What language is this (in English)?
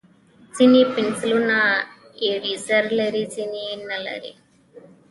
Pashto